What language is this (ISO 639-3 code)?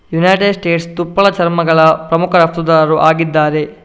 kan